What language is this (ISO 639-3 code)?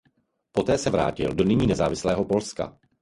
ces